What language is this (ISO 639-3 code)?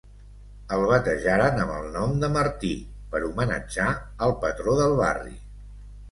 cat